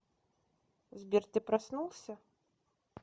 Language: Russian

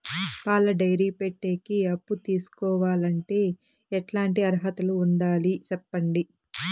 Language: Telugu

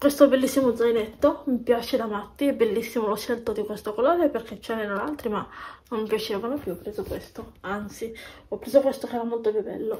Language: Italian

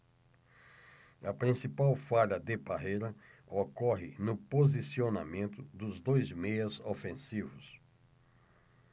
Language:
Portuguese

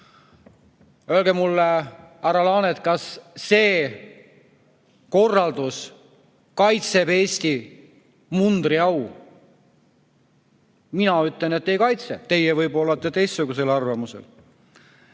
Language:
Estonian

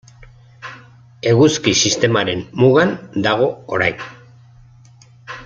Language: Basque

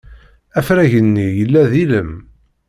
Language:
Kabyle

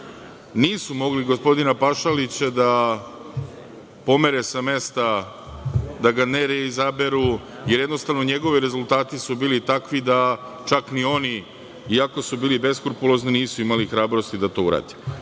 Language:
Serbian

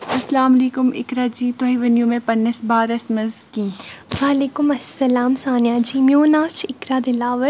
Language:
Kashmiri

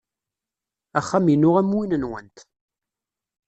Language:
Kabyle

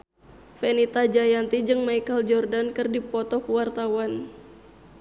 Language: Sundanese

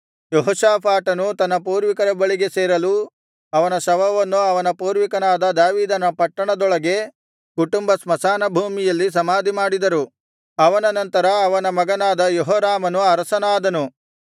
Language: Kannada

